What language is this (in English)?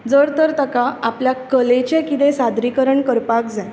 Konkani